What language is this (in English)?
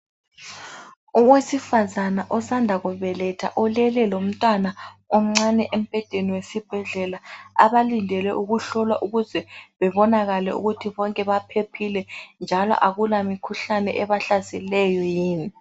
North Ndebele